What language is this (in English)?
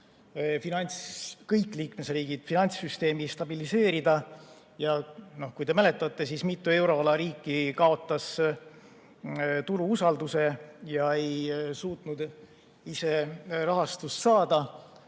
Estonian